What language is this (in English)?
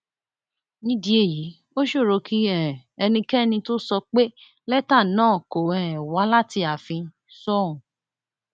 Yoruba